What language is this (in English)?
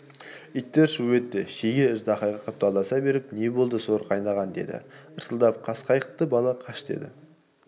Kazakh